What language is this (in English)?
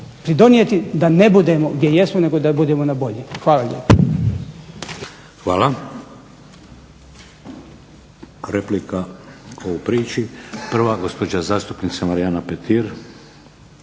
Croatian